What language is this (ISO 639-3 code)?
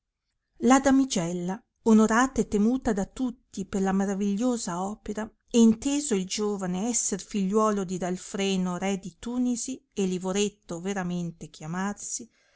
ita